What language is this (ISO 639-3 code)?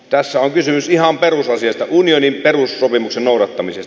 fin